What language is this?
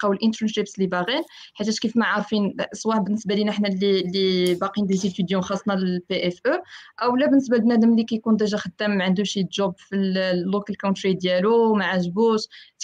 Arabic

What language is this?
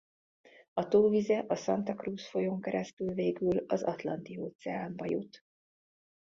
Hungarian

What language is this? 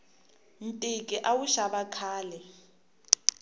Tsonga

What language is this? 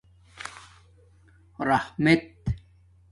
Domaaki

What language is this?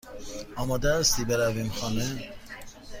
Persian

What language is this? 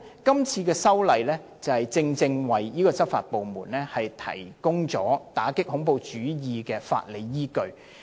Cantonese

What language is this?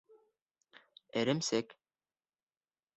Bashkir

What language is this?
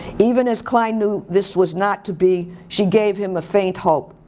English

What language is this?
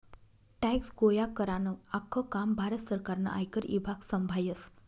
Marathi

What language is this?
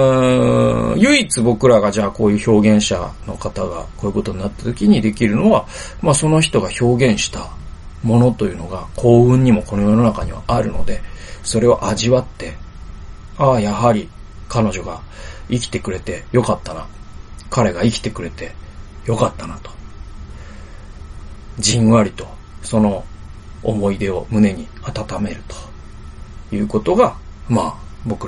Japanese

